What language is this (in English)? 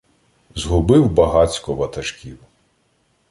Ukrainian